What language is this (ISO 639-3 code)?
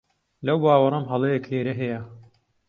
ckb